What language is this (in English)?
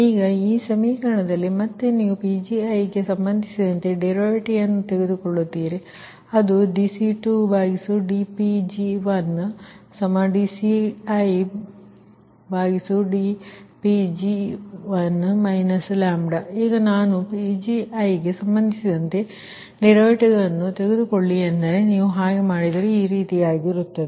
Kannada